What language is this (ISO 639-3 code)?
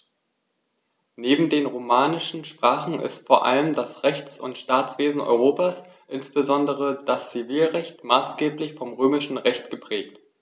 deu